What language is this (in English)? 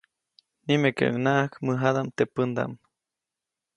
Copainalá Zoque